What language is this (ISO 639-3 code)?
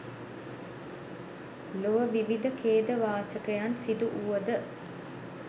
sin